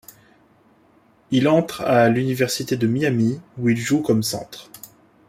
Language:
French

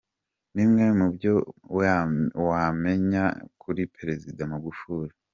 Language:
Kinyarwanda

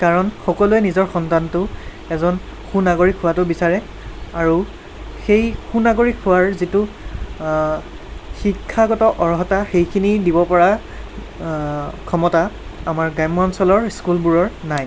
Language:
Assamese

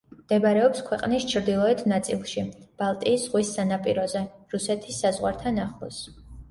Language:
Georgian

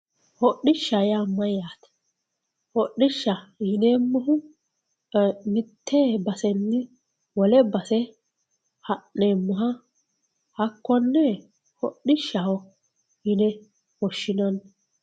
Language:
Sidamo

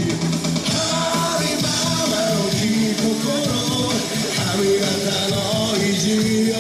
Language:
Japanese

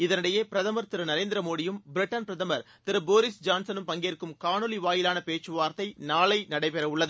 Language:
Tamil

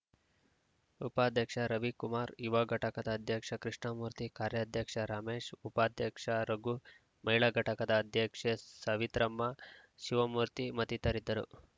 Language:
Kannada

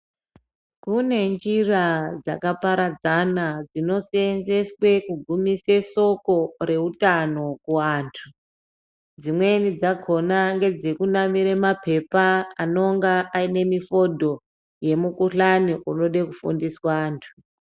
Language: Ndau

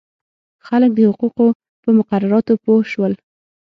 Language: Pashto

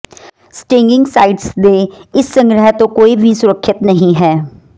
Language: Punjabi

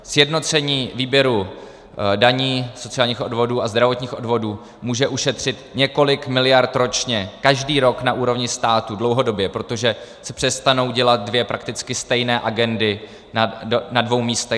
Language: Czech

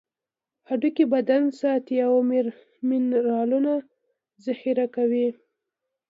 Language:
Pashto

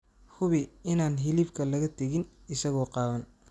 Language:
Somali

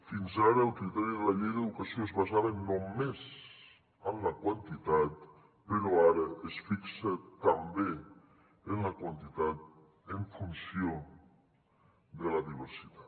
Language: Catalan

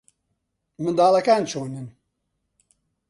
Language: Central Kurdish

